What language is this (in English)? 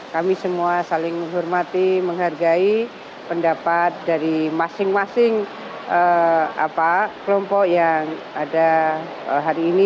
Indonesian